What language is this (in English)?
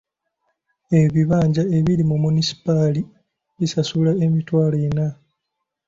Ganda